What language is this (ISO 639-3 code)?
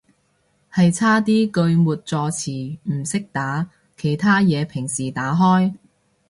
yue